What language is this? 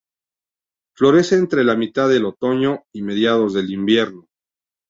Spanish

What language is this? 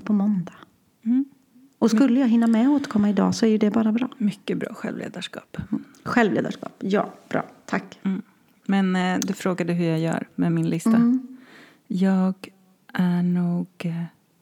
Swedish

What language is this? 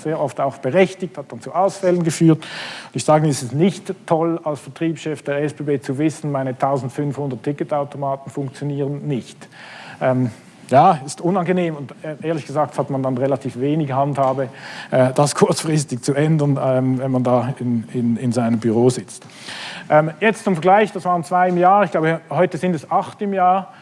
German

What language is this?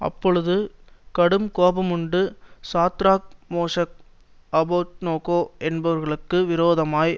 Tamil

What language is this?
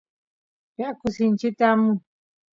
Santiago del Estero Quichua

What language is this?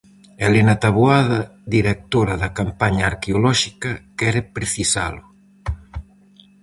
Galician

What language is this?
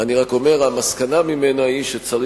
Hebrew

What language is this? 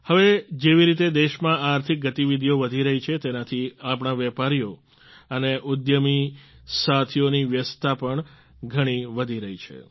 Gujarati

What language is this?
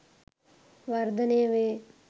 Sinhala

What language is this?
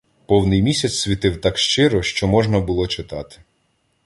Ukrainian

